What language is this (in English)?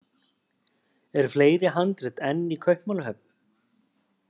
Icelandic